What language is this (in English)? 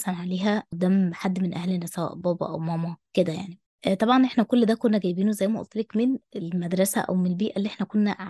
Arabic